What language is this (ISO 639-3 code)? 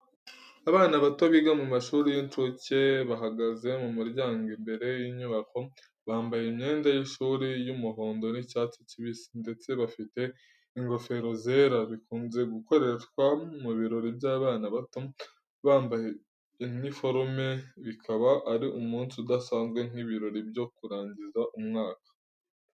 kin